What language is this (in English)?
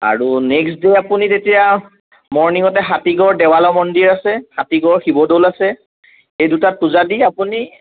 Assamese